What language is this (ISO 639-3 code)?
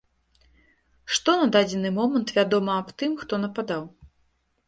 bel